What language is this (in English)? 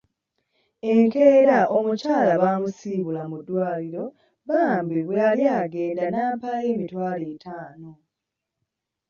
Ganda